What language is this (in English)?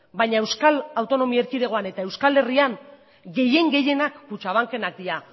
Basque